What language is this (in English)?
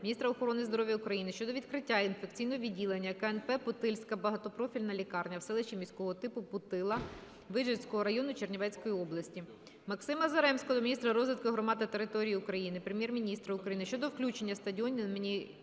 Ukrainian